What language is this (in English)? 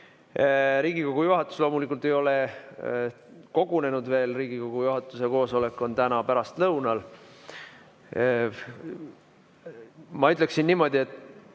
Estonian